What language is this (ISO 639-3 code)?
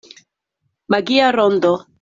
epo